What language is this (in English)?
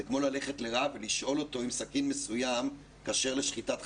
Hebrew